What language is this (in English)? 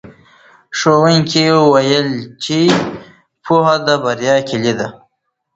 Pashto